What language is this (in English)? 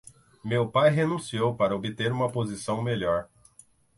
Portuguese